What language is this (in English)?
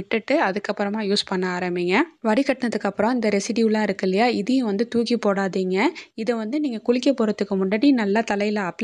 Arabic